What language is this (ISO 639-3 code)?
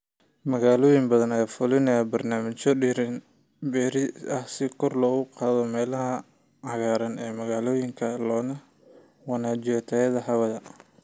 som